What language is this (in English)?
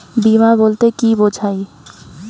Bangla